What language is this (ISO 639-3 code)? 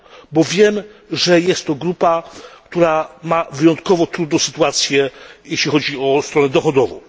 pol